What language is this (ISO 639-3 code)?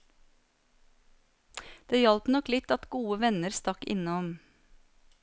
nor